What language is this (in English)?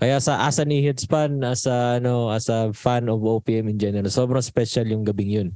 Filipino